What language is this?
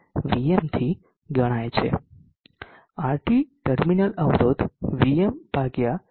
Gujarati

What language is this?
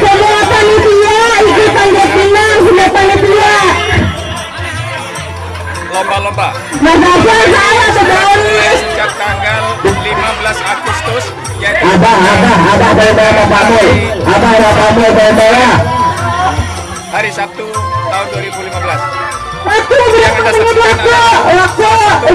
Indonesian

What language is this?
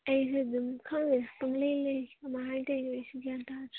Manipuri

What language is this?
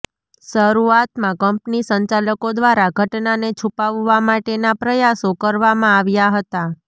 Gujarati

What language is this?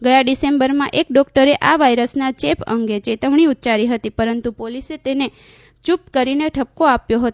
Gujarati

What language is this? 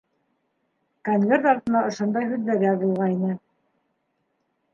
Bashkir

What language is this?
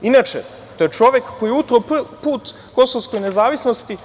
Serbian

